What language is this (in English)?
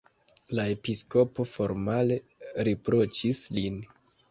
Esperanto